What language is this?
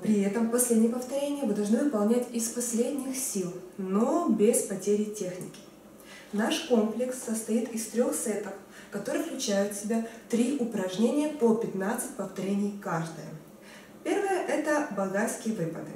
Russian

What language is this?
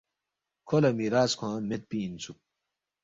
Balti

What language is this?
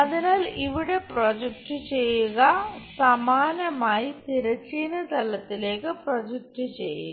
Malayalam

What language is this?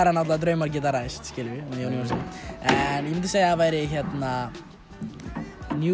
Icelandic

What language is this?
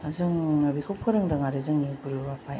Bodo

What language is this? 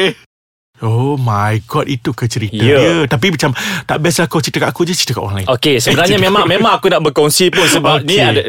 Malay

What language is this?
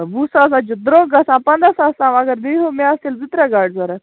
Kashmiri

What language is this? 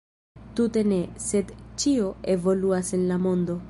Esperanto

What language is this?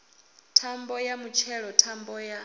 Venda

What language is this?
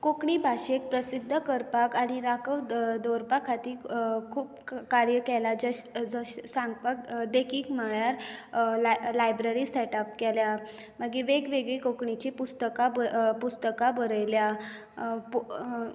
Konkani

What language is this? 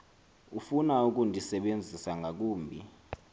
Xhosa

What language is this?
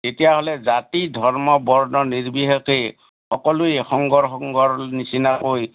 Assamese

